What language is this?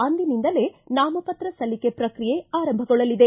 Kannada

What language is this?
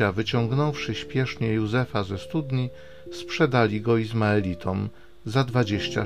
Polish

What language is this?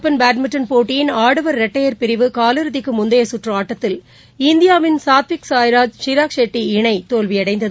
Tamil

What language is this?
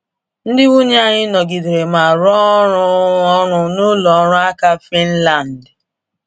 Igbo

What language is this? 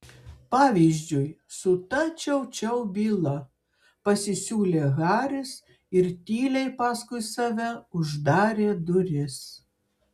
Lithuanian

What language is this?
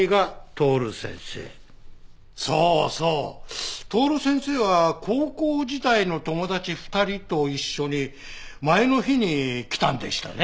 Japanese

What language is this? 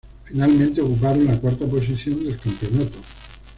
Spanish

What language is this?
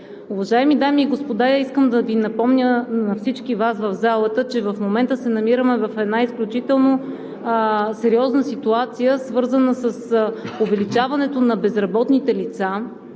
Bulgarian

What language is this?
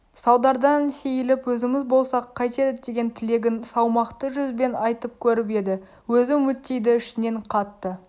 Kazakh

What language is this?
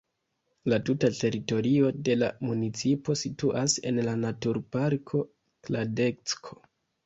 Esperanto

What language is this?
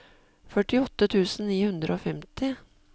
Norwegian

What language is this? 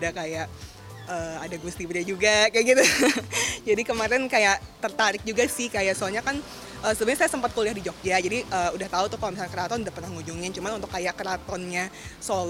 Indonesian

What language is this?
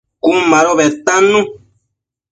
Matsés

